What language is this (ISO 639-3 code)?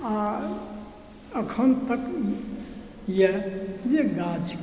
mai